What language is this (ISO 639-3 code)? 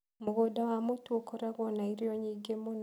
kik